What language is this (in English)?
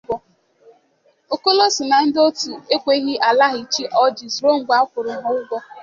Igbo